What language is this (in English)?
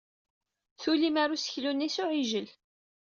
Kabyle